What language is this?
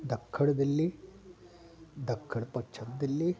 Sindhi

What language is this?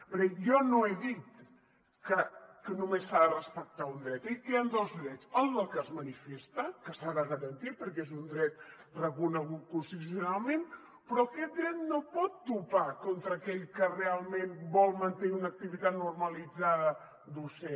Catalan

